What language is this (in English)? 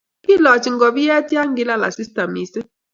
Kalenjin